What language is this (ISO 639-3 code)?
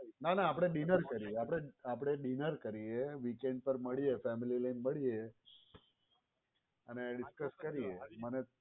guj